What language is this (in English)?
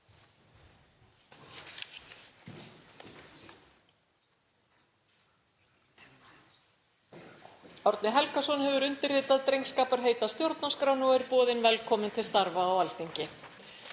Icelandic